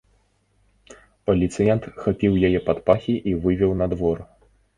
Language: Belarusian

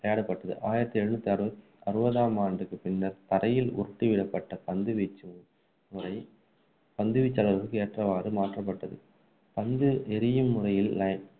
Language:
Tamil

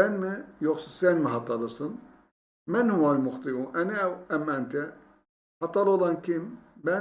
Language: Turkish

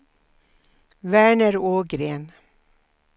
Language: Swedish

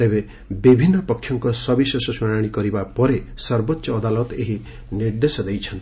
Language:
Odia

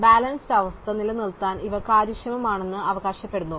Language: Malayalam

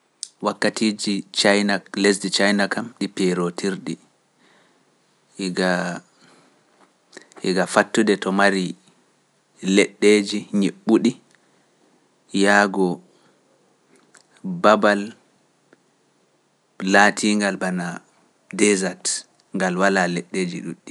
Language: Pular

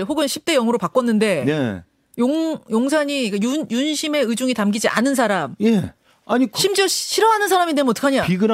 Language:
Korean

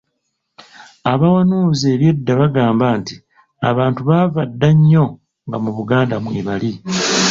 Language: Ganda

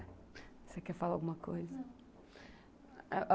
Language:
Portuguese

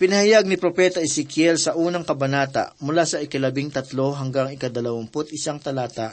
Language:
Filipino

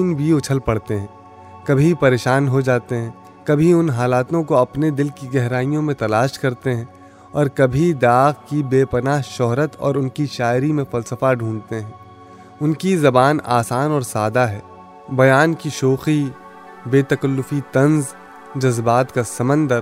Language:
Urdu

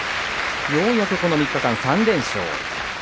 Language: Japanese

